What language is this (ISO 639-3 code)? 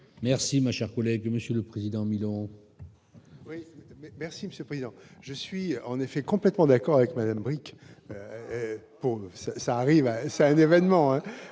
fra